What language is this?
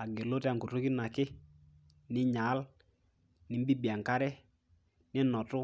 Masai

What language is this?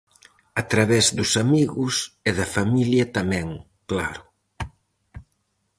Galician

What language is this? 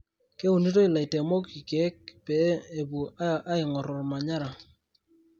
Masai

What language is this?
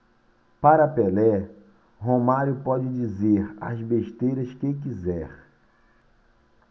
Portuguese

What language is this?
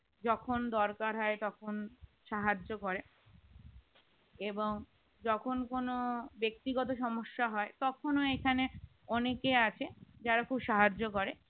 Bangla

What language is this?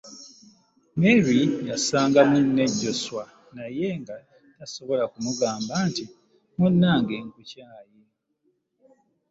Ganda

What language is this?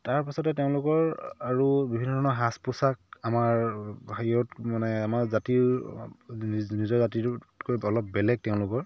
Assamese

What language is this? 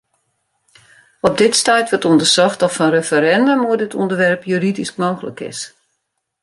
Western Frisian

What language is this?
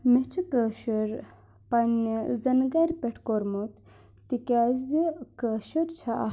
Kashmiri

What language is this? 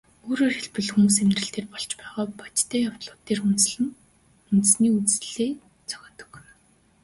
Mongolian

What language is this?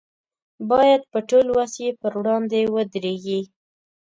Pashto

